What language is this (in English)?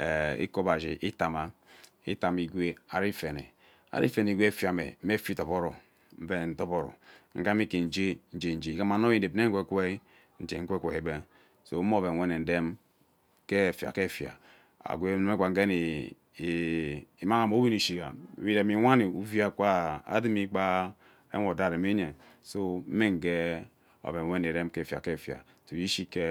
Ubaghara